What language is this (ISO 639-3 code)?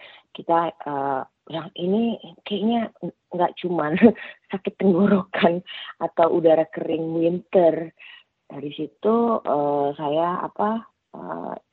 ind